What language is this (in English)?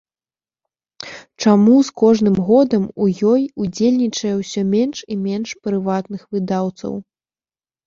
Belarusian